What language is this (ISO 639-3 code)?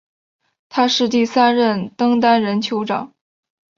zho